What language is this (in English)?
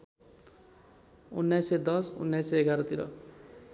Nepali